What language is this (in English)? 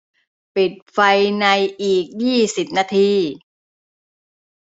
Thai